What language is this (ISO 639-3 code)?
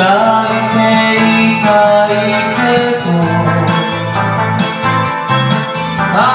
vie